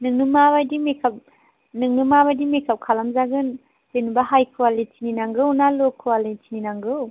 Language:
Bodo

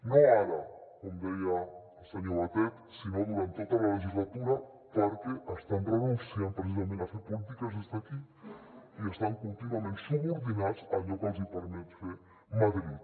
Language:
Catalan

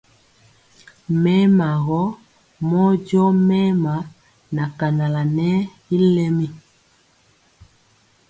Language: Mpiemo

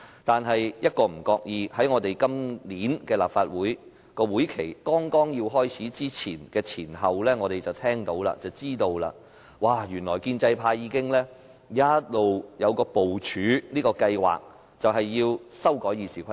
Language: Cantonese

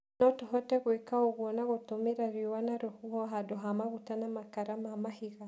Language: Kikuyu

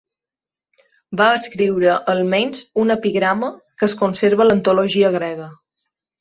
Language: Catalan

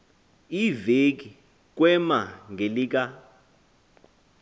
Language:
Xhosa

